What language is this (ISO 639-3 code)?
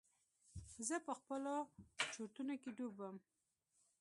pus